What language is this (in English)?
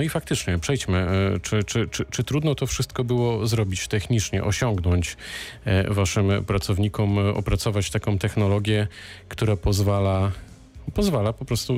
Polish